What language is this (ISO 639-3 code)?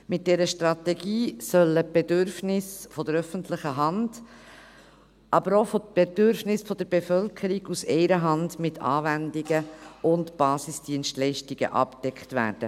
gsw